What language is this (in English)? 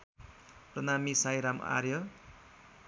Nepali